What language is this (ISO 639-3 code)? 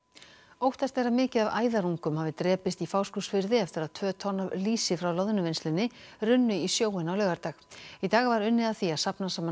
isl